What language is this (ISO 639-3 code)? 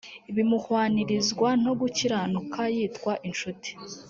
kin